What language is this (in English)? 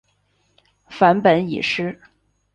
Chinese